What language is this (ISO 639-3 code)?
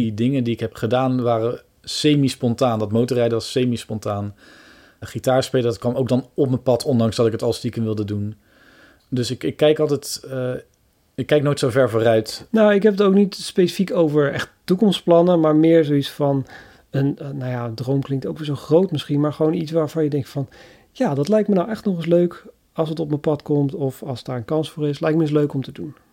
nld